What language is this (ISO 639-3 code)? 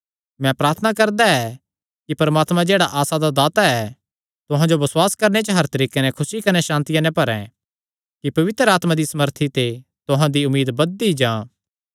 xnr